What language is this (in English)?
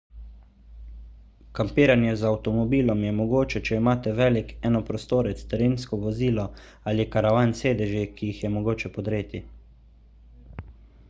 Slovenian